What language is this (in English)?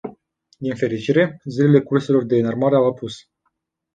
Romanian